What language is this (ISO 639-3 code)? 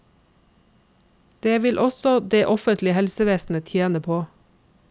nor